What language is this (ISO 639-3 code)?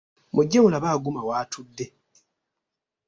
lug